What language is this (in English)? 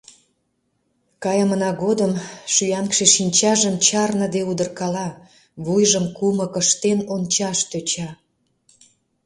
Mari